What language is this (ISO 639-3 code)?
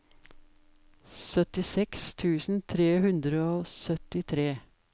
nor